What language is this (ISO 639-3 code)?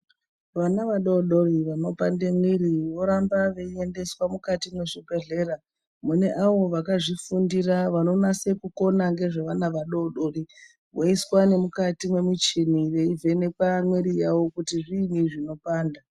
ndc